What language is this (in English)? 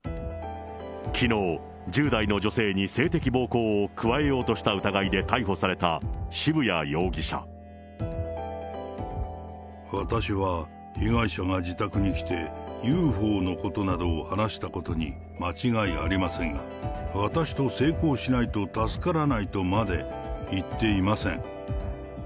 Japanese